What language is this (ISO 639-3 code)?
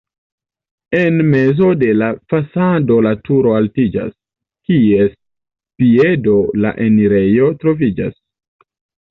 epo